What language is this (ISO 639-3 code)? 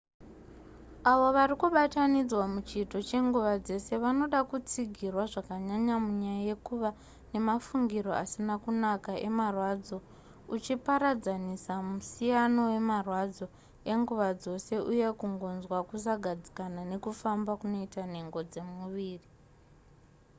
sna